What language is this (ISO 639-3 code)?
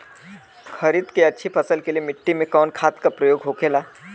bho